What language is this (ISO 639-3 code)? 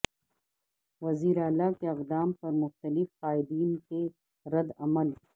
urd